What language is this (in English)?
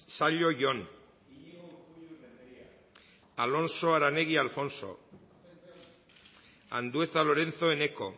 Basque